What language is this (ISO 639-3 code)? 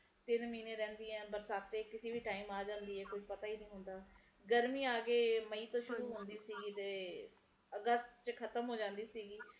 pan